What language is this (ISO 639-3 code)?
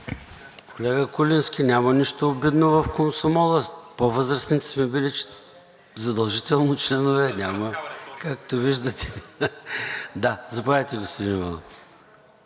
bul